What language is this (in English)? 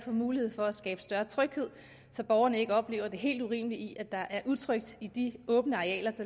Danish